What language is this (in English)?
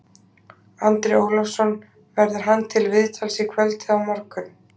Icelandic